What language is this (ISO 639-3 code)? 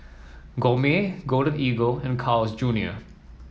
eng